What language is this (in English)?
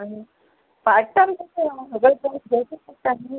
Konkani